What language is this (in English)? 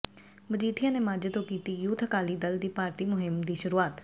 Punjabi